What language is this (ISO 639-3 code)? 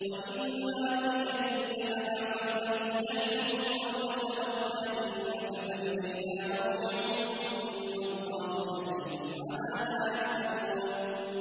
ara